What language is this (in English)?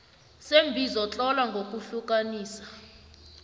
South Ndebele